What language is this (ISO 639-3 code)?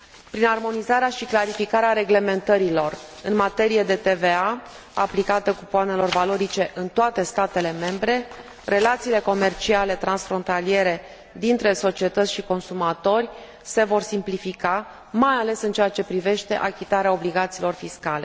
ron